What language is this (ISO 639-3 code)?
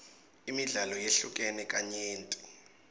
ssw